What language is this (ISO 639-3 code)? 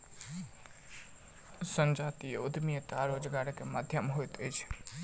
mai